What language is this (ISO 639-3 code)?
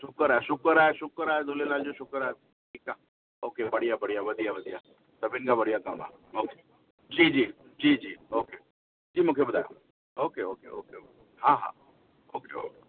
snd